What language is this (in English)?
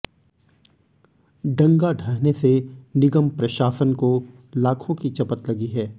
Hindi